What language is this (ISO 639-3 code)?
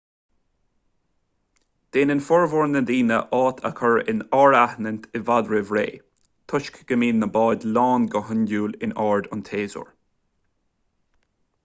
gle